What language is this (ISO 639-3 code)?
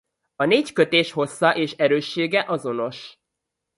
hun